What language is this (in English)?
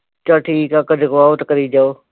Punjabi